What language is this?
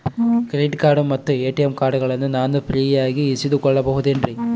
Kannada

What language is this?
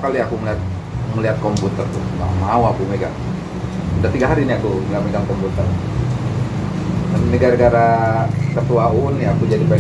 Indonesian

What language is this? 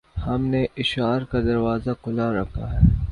Urdu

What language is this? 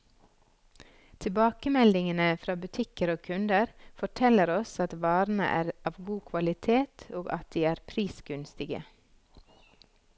Norwegian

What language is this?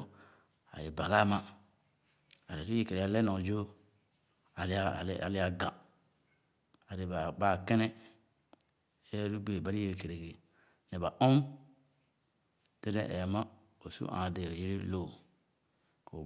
Khana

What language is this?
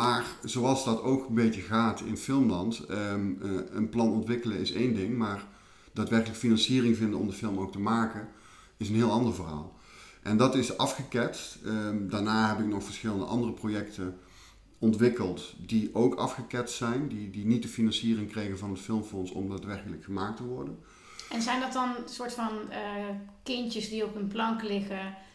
Dutch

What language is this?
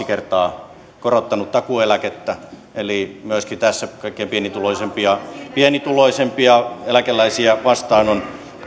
Finnish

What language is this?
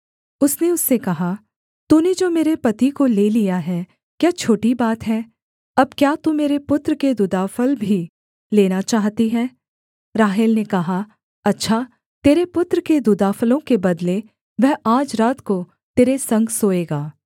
Hindi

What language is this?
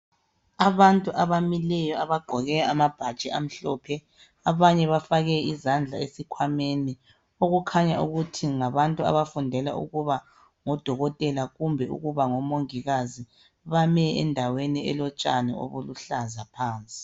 North Ndebele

